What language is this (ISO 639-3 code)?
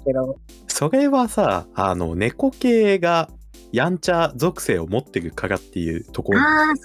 jpn